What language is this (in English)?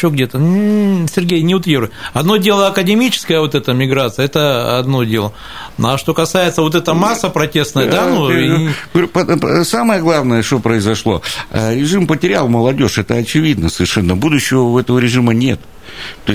Russian